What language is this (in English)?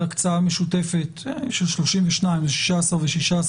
Hebrew